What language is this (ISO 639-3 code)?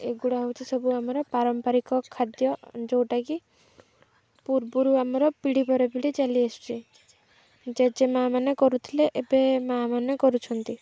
ori